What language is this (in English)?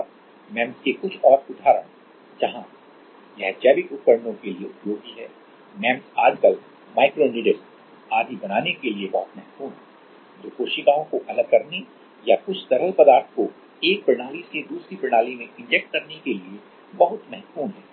Hindi